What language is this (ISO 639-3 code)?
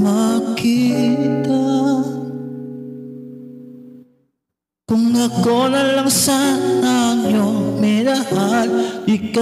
ara